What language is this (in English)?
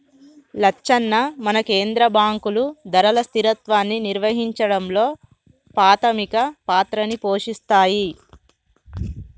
Telugu